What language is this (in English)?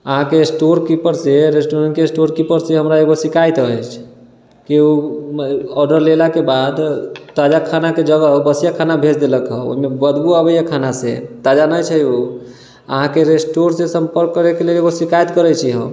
Maithili